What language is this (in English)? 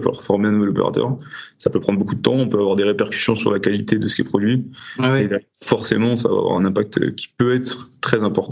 French